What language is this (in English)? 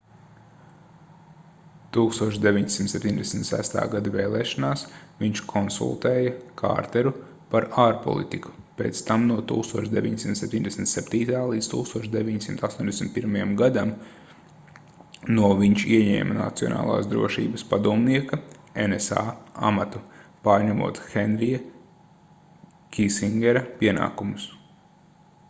Latvian